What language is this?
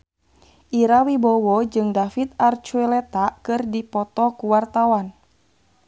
Sundanese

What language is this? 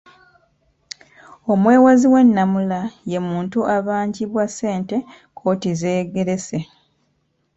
Ganda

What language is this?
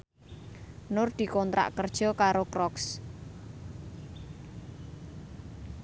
Javanese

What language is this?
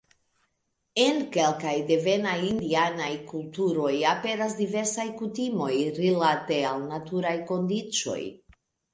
Esperanto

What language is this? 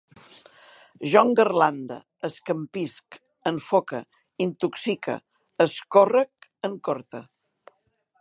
Catalan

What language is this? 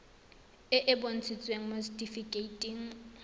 Tswana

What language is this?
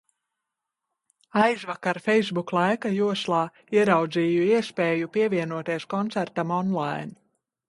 Latvian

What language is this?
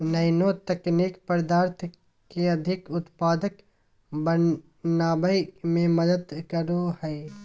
Magahi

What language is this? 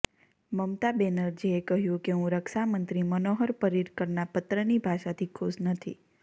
Gujarati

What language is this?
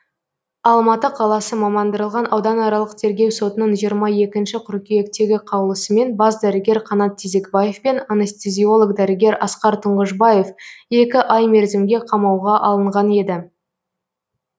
Kazakh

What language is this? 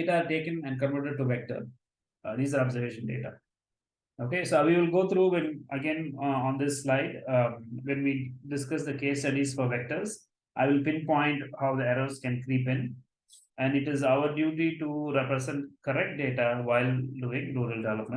English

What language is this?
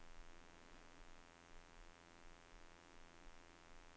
Norwegian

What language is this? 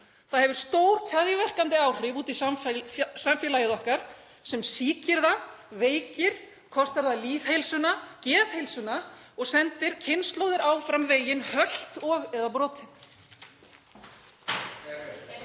Icelandic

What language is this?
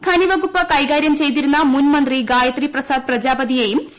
Malayalam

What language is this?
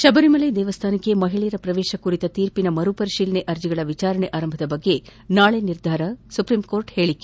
Kannada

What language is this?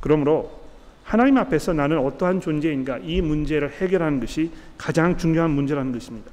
Korean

